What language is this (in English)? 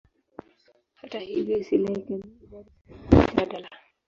Swahili